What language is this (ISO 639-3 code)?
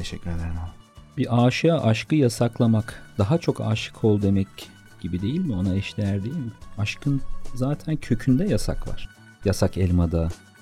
tur